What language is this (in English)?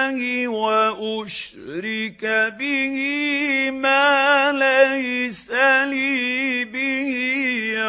Arabic